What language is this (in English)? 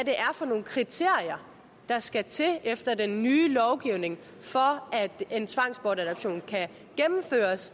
Danish